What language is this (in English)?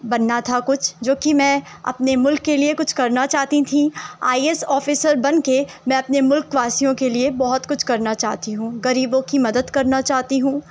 Urdu